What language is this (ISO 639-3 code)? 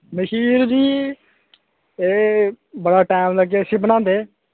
doi